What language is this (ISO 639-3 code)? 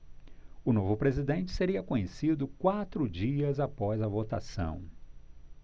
por